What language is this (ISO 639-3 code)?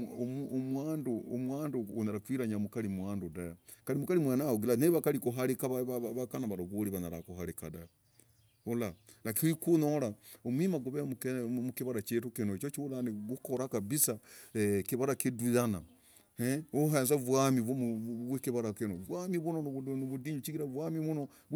rag